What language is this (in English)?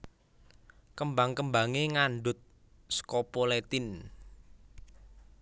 Javanese